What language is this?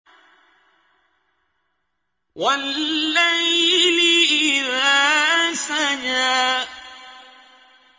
Arabic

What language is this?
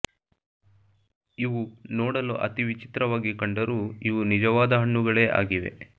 Kannada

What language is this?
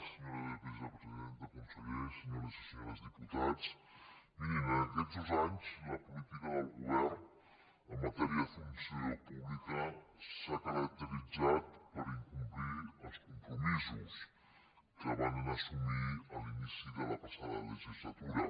Catalan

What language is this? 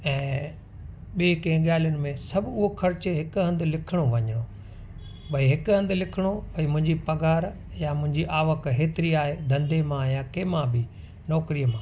Sindhi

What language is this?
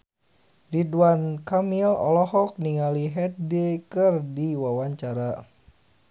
Sundanese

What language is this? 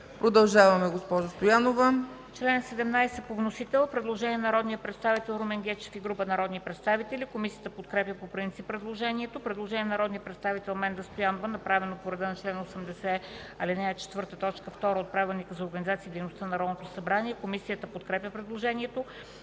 Bulgarian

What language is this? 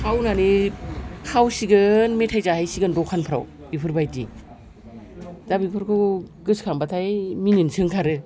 Bodo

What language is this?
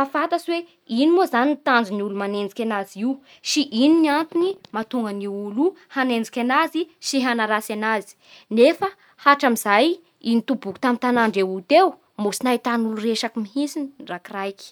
Bara Malagasy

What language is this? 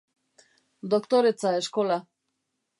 Basque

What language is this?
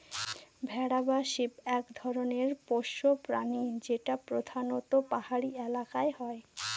Bangla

